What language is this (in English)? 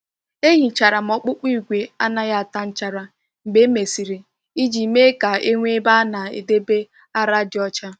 Igbo